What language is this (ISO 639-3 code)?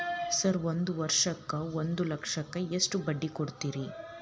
kan